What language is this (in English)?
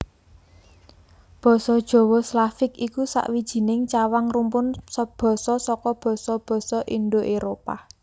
Javanese